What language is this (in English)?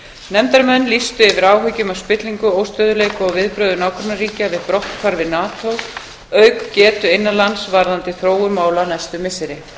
Icelandic